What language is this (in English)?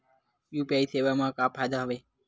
Chhattisgarhi